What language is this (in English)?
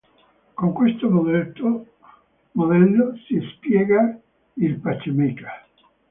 Italian